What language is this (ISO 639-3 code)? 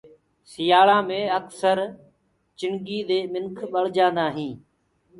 ggg